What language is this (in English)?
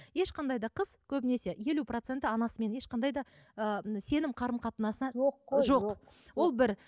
Kazakh